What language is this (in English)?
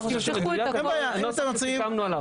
Hebrew